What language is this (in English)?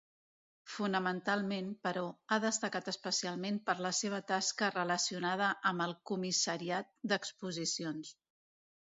Catalan